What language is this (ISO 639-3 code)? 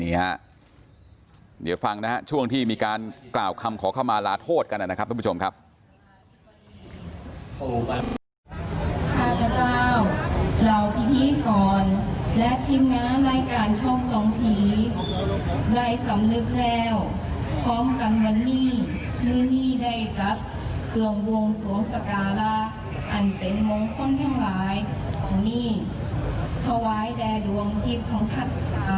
tha